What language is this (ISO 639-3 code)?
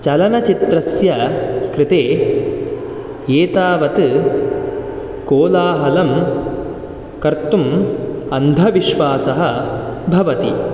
san